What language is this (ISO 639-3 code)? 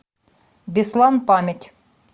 rus